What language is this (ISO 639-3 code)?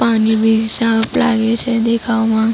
guj